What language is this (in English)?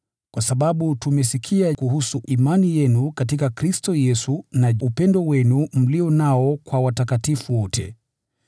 Swahili